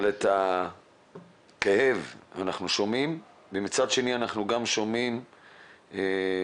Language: Hebrew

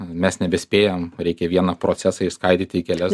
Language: Lithuanian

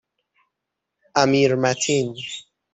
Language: Persian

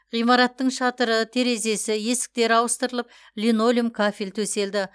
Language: Kazakh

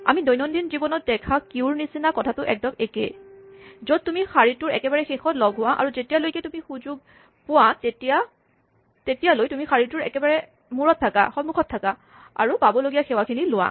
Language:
Assamese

